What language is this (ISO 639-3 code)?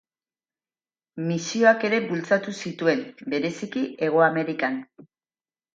eus